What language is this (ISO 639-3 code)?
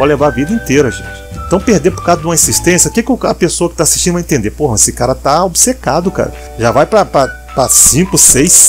por